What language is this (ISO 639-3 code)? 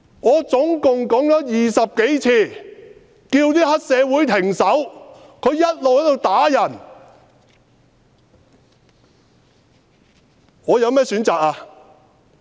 yue